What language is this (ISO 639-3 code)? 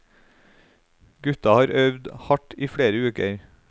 nor